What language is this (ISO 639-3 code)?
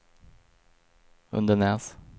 swe